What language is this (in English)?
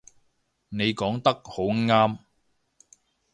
Cantonese